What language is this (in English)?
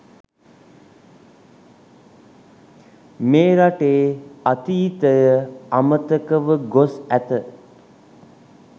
Sinhala